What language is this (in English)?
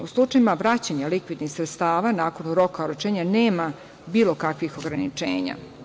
Serbian